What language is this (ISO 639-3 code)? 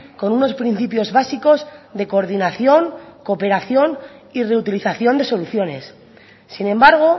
spa